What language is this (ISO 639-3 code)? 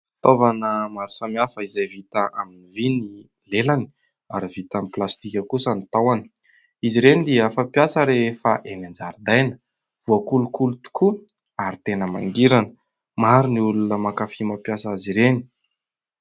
mlg